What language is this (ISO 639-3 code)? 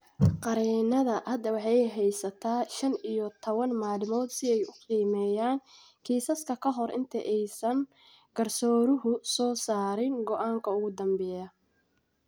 som